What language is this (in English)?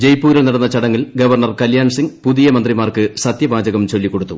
Malayalam